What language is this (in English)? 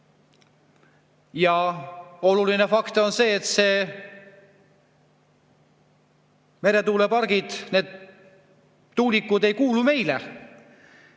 Estonian